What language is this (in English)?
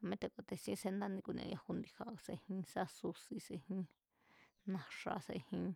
Mazatlán Mazatec